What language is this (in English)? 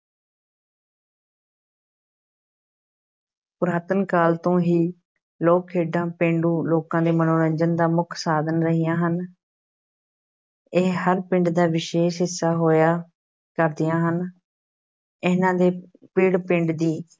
Punjabi